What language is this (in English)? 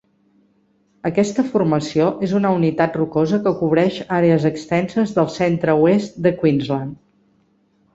Catalan